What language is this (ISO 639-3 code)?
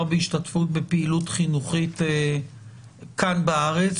heb